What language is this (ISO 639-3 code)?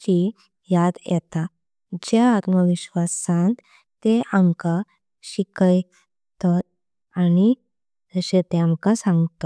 kok